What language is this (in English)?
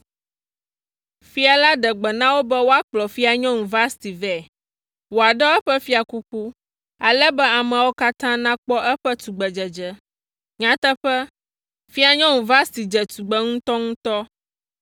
Ewe